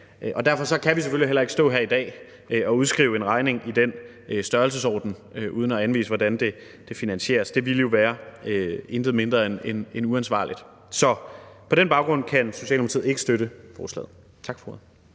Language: Danish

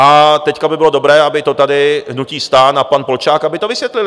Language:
Czech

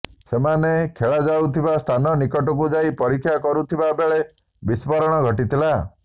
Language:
Odia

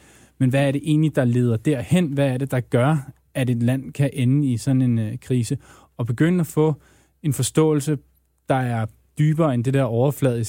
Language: Danish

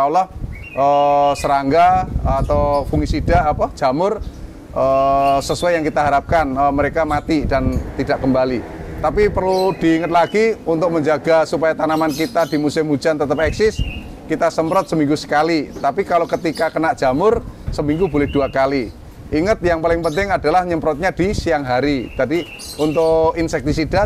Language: Indonesian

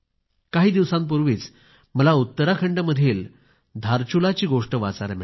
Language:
Marathi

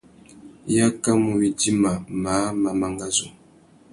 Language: Tuki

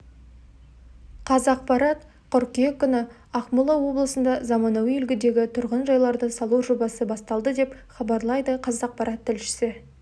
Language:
Kazakh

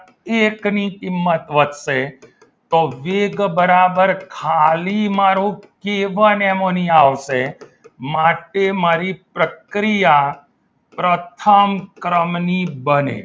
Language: Gujarati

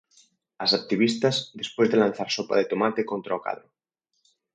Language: Galician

